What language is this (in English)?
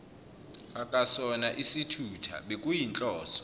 Zulu